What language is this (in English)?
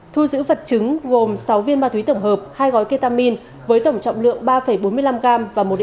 Vietnamese